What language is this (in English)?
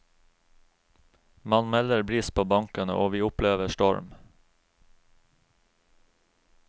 Norwegian